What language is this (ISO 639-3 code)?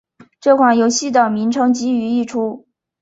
zho